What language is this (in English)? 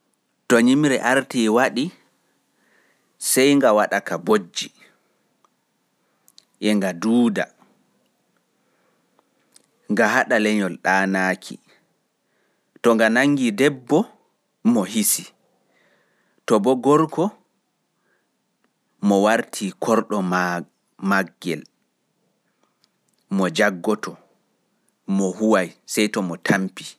Pular